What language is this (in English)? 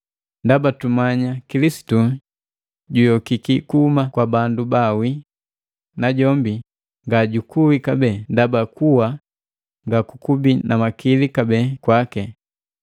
Matengo